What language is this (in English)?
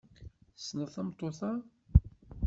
Kabyle